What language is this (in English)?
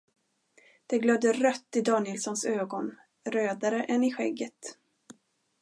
Swedish